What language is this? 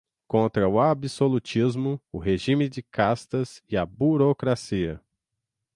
Portuguese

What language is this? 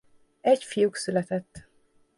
Hungarian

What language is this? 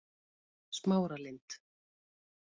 Icelandic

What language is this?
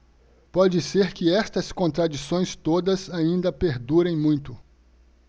Portuguese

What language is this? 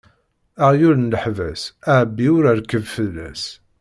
Kabyle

